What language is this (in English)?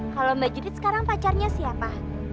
Indonesian